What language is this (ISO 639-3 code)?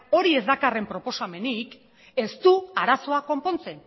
eus